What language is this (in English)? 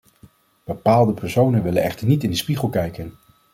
Dutch